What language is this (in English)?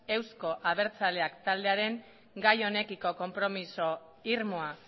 Basque